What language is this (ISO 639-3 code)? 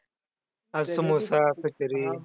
mar